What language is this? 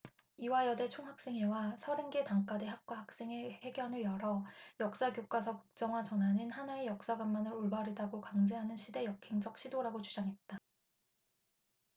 Korean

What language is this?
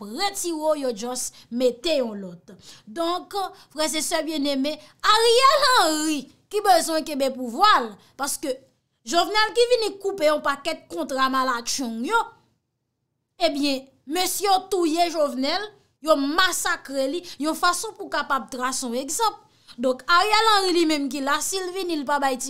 French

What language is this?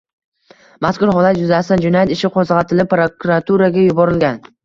Uzbek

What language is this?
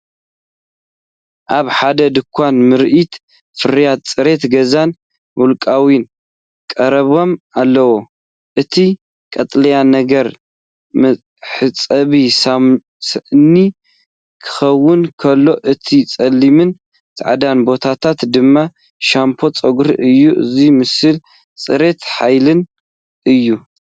Tigrinya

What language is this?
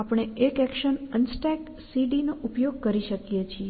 Gujarati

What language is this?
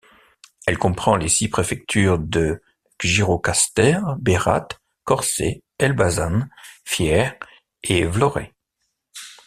French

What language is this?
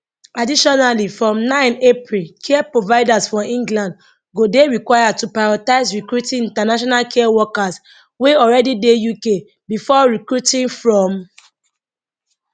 Nigerian Pidgin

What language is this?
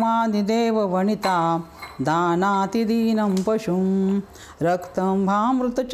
Marathi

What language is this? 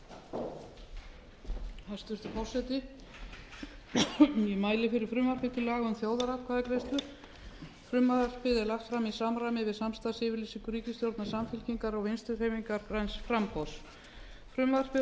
Icelandic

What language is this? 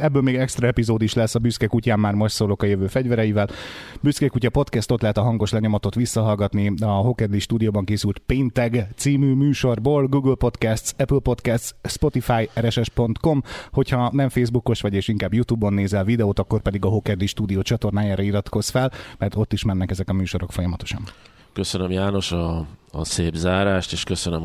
Hungarian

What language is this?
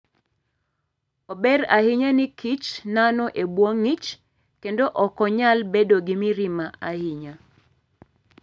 Luo (Kenya and Tanzania)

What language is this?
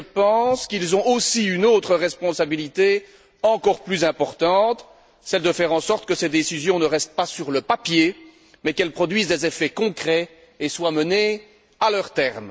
French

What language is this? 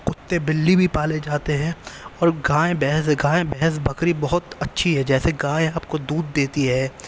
Urdu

